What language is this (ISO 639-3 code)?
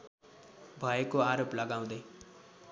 nep